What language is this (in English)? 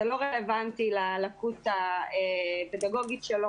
Hebrew